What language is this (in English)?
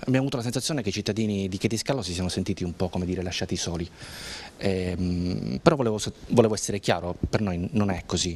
Italian